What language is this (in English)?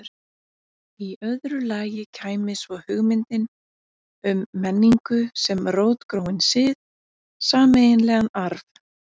Icelandic